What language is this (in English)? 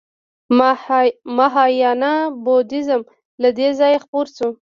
Pashto